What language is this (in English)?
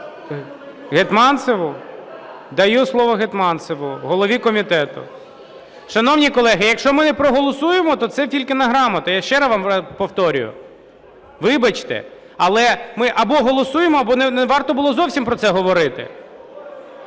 Ukrainian